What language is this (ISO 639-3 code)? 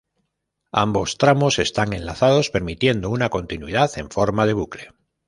spa